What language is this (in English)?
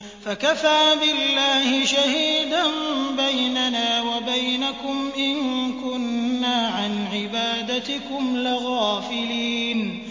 Arabic